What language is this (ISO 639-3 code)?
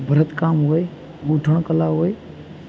guj